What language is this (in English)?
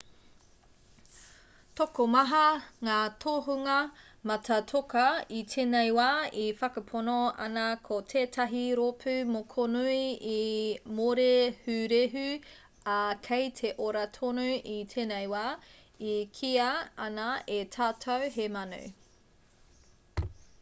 Māori